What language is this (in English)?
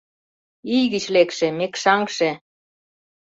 Mari